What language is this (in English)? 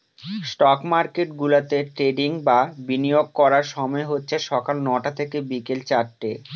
Bangla